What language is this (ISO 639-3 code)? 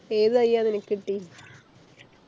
mal